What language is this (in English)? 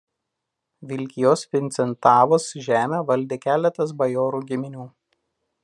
Lithuanian